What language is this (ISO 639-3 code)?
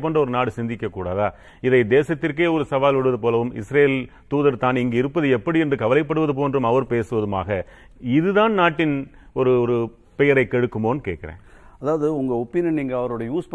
tam